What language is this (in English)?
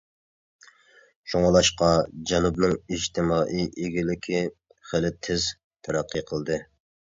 Uyghur